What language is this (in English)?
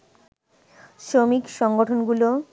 Bangla